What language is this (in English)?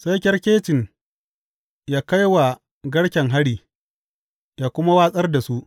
Hausa